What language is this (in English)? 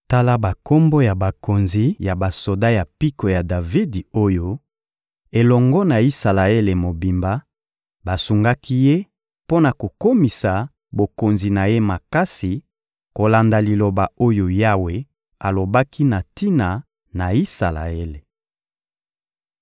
Lingala